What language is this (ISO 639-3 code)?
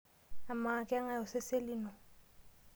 mas